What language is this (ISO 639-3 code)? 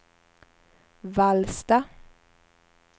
swe